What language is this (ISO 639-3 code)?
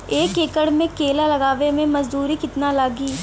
bho